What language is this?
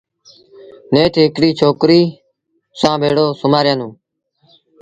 Sindhi Bhil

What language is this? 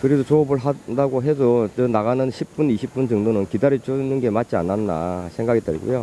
Korean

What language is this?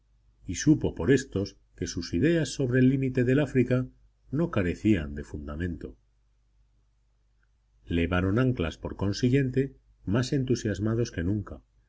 Spanish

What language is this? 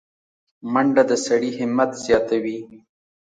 Pashto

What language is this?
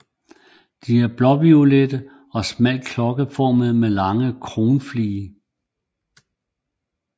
Danish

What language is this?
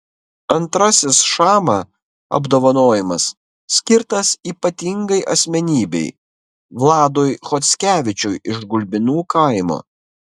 Lithuanian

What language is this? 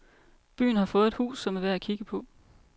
Danish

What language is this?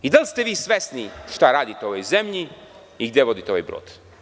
Serbian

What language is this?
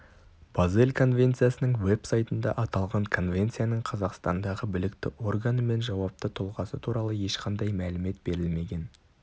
Kazakh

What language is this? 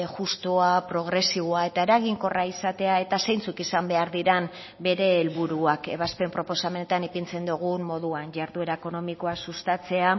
Basque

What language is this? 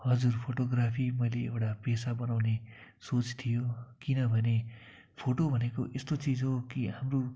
Nepali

